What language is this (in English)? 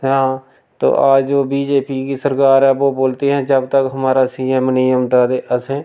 Dogri